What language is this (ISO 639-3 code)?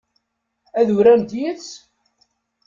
kab